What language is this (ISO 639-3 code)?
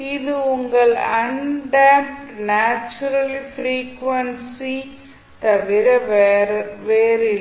tam